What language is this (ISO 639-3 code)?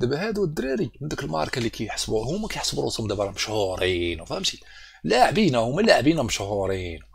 ara